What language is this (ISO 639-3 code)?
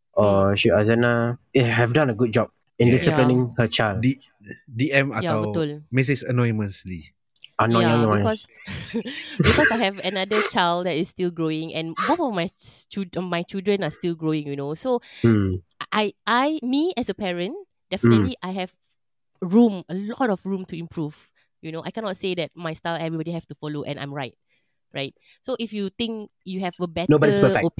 msa